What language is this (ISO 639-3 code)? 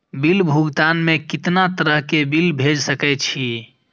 mai